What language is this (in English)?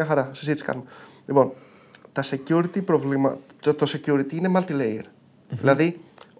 Greek